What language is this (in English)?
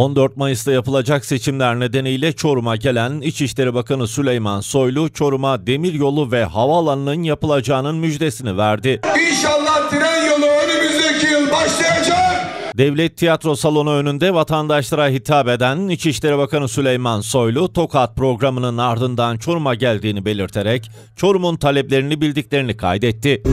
Turkish